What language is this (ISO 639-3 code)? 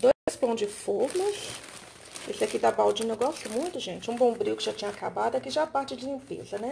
por